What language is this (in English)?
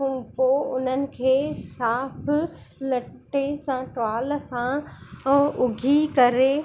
Sindhi